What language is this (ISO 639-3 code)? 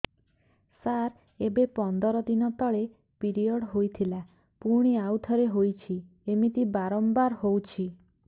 ori